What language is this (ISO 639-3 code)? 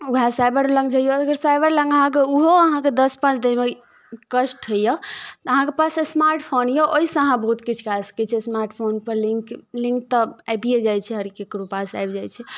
mai